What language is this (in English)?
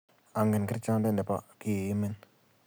Kalenjin